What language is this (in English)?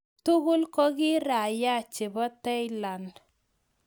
Kalenjin